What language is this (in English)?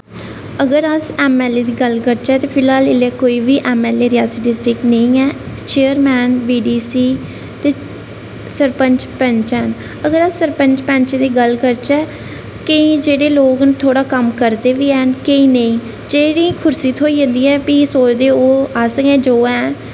Dogri